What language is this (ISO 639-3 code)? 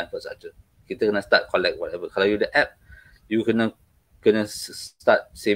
msa